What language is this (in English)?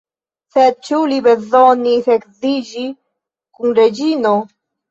Esperanto